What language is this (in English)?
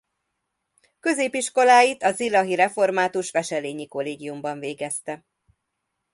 Hungarian